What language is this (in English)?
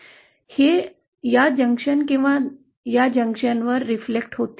Marathi